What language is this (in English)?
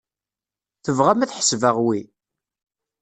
Kabyle